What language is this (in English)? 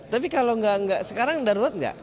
Indonesian